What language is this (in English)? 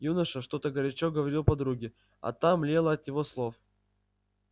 Russian